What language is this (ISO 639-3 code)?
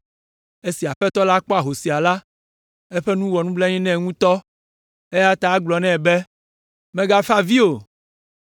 ewe